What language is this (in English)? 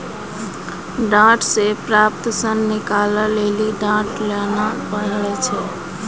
Maithili